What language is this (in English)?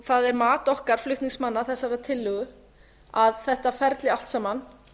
Icelandic